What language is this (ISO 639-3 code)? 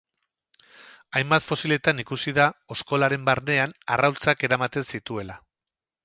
eus